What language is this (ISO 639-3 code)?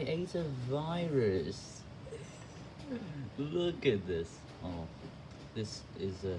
eng